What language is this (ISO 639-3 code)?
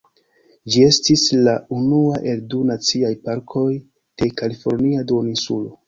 epo